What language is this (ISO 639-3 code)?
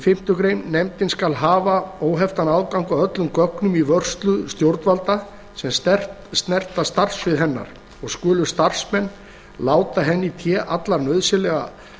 isl